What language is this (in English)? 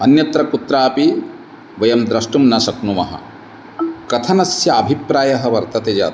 Sanskrit